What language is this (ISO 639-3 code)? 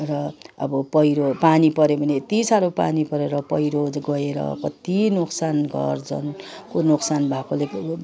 nep